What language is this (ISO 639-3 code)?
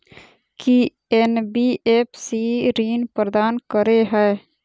mai